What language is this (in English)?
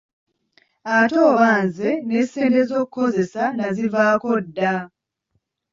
Ganda